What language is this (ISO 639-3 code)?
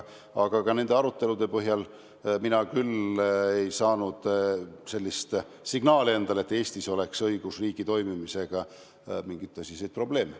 est